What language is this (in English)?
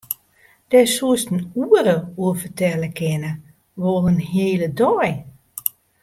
Western Frisian